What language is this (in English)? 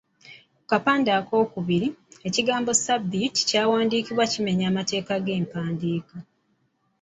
Ganda